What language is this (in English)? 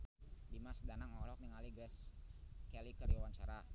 Sundanese